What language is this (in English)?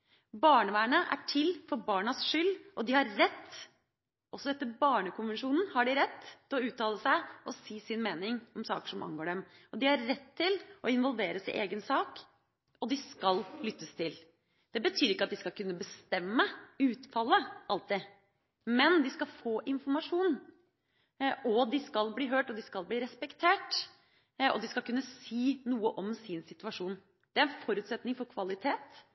Norwegian Bokmål